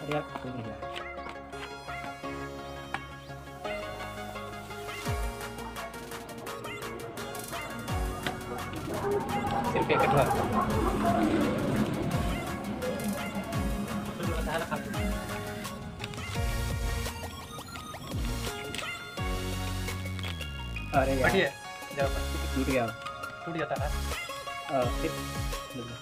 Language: Hindi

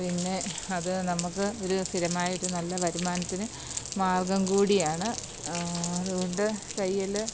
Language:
Malayalam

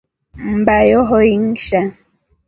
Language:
Rombo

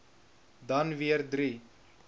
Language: Afrikaans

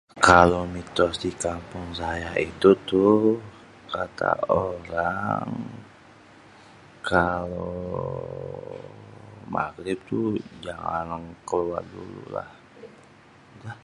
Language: Betawi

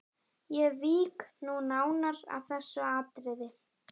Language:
Icelandic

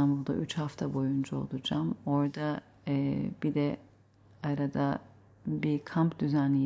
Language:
Turkish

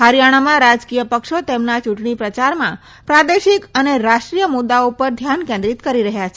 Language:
Gujarati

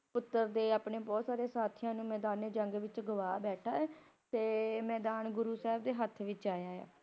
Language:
Punjabi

